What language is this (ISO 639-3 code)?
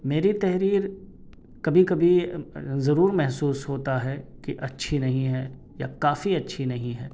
urd